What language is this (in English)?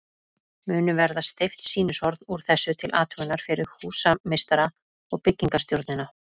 Icelandic